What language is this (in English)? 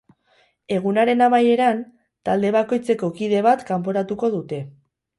Basque